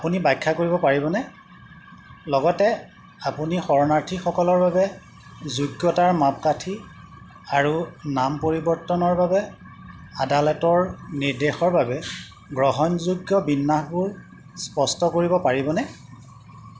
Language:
Assamese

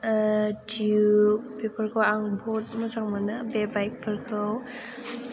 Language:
Bodo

